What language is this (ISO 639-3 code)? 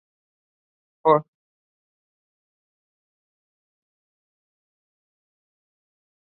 spa